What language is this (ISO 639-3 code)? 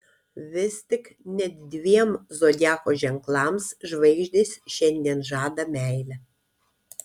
lit